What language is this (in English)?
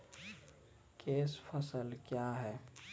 Maithili